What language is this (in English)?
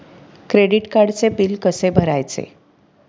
Marathi